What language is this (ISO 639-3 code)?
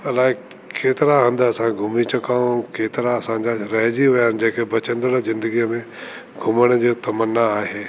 snd